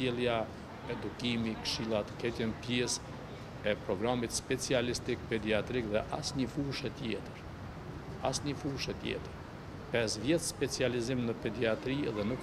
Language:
Romanian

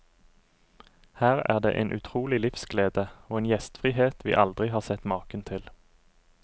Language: Norwegian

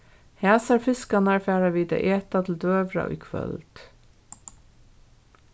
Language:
Faroese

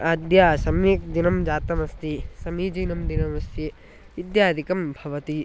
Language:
Sanskrit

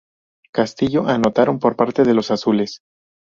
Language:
Spanish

